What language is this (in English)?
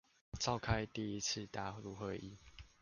Chinese